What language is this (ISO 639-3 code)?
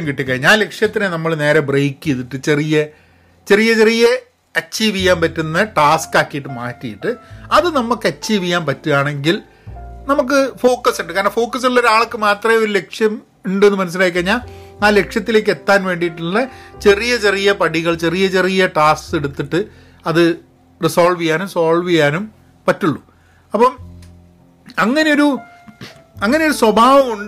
mal